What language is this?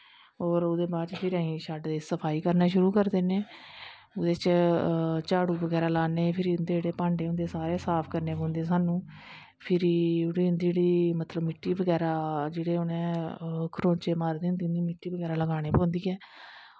Dogri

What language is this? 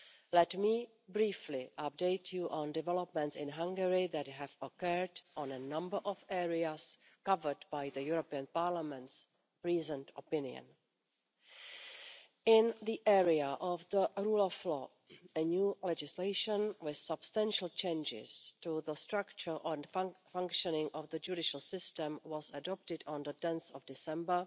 English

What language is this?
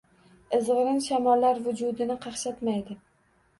Uzbek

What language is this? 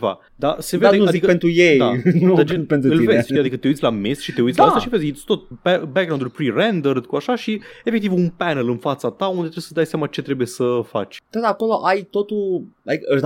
Romanian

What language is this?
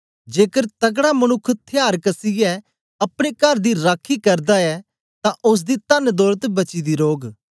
Dogri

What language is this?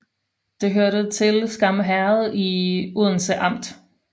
Danish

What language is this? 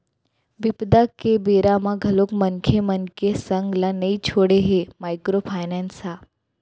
Chhattisgarhi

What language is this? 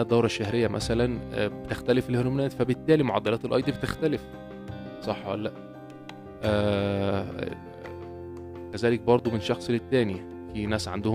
Arabic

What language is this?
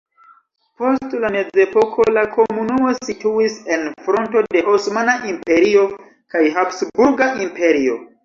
Esperanto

